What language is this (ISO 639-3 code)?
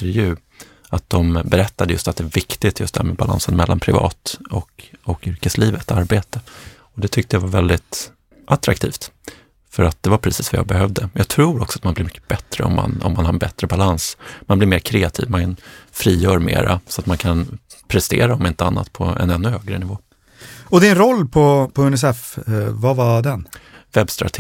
swe